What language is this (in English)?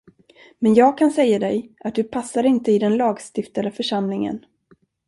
Swedish